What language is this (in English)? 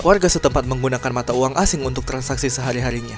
Indonesian